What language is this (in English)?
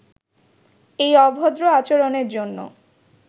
Bangla